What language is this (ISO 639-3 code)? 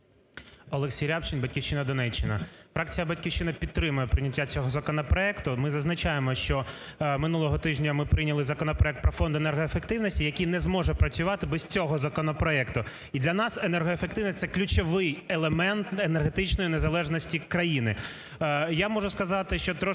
ukr